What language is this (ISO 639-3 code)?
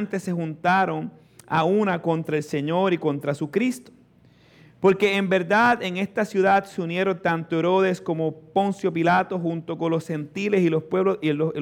spa